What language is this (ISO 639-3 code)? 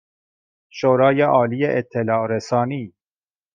fas